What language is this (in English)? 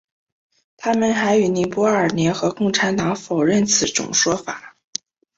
Chinese